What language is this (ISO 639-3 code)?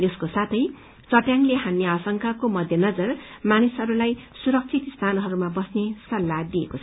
nep